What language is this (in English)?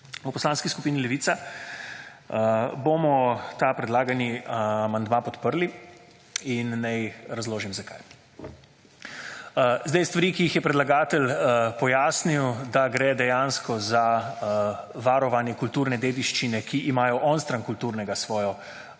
Slovenian